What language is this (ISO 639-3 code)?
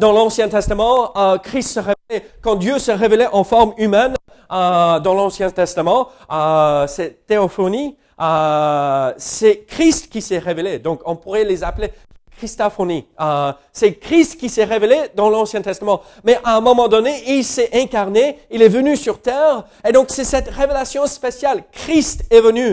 fra